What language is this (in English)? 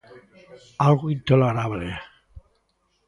Galician